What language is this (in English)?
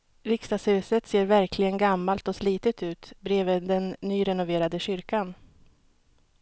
Swedish